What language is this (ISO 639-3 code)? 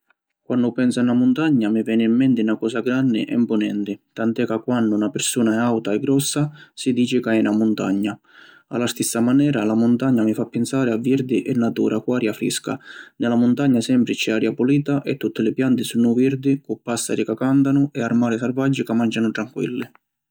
scn